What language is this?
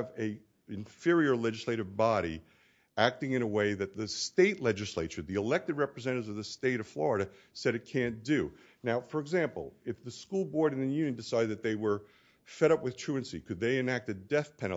English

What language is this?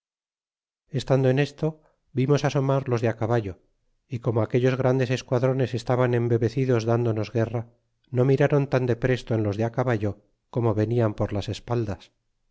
Spanish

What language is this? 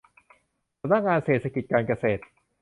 Thai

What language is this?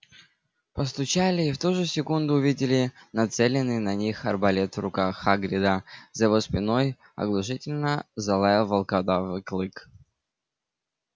Russian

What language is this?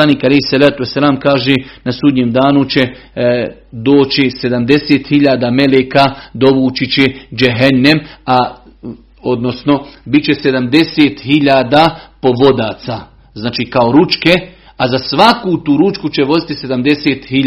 Croatian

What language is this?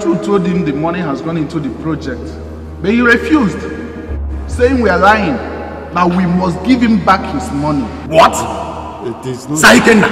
English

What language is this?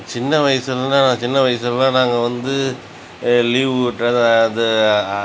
Tamil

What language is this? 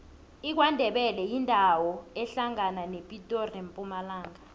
South Ndebele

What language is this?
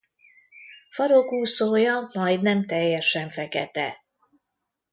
Hungarian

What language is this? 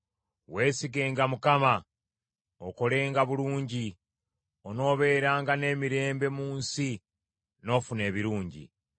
Ganda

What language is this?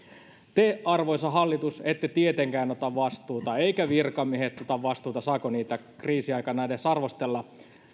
Finnish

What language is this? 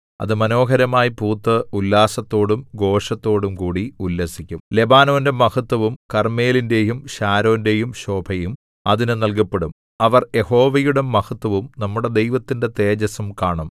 Malayalam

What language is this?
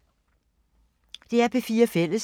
Danish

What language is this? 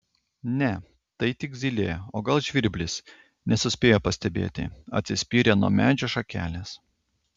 Lithuanian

